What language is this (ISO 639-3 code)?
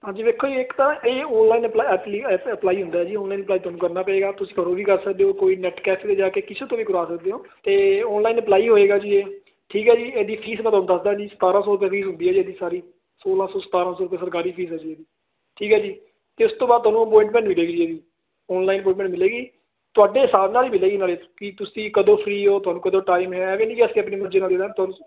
pan